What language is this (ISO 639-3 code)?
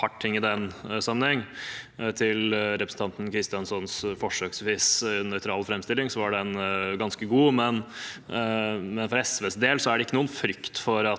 nor